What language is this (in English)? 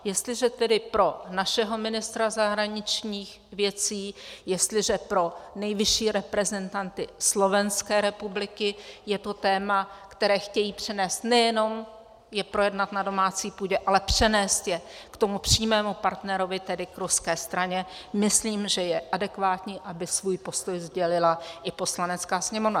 Czech